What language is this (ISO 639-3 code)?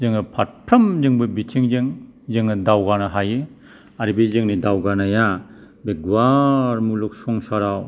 brx